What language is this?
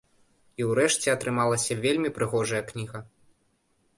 Belarusian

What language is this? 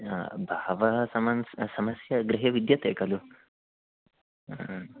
Sanskrit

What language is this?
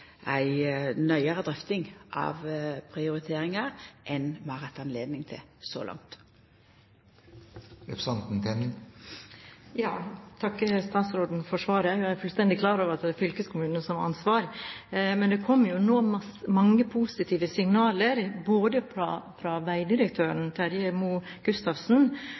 Norwegian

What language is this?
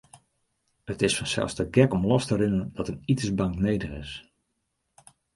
Western Frisian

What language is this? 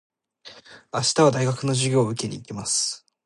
Japanese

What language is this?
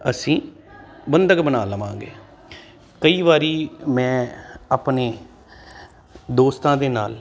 Punjabi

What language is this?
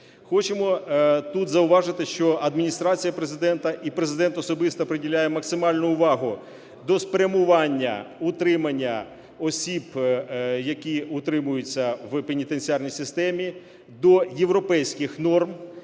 Ukrainian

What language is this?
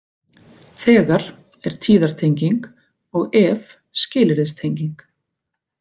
Icelandic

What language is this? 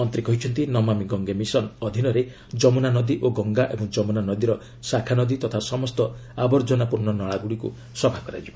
Odia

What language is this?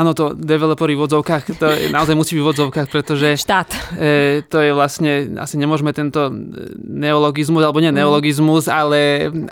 Slovak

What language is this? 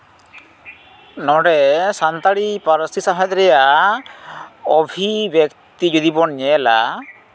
Santali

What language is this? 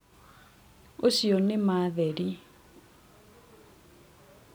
Kikuyu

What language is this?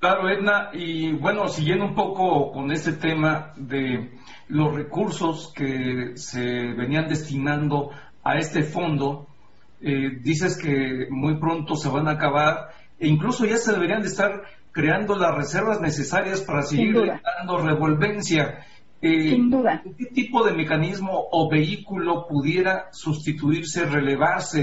Spanish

